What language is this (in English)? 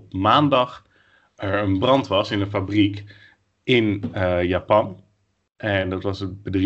Dutch